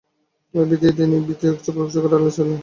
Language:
Bangla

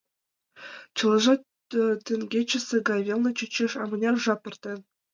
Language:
Mari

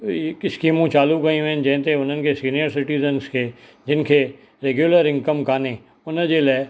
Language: Sindhi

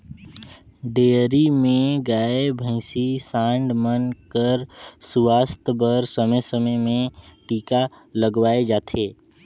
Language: Chhattisgarhi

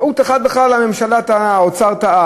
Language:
Hebrew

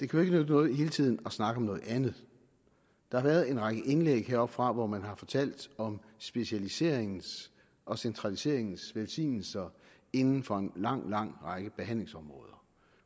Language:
Danish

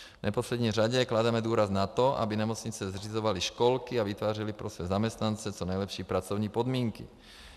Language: Czech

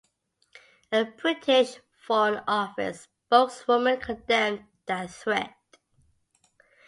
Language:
English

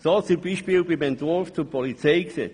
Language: Swiss German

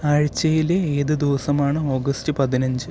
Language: Malayalam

